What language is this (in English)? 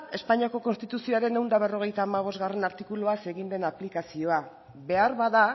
Basque